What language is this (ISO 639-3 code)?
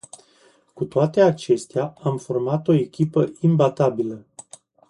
ron